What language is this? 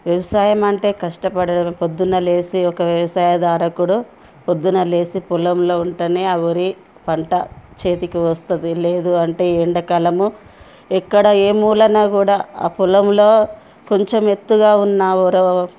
Telugu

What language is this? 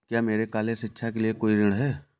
Hindi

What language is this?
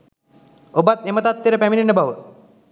Sinhala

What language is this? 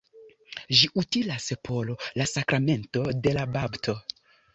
Esperanto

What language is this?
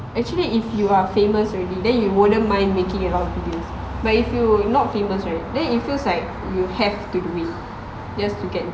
English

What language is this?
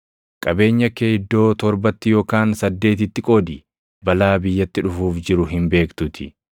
Oromo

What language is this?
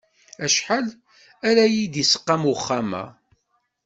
Kabyle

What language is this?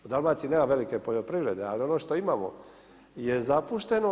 Croatian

